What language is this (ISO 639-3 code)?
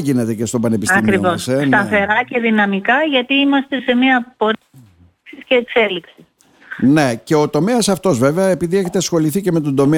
ell